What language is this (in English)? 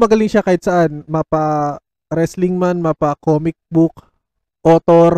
Filipino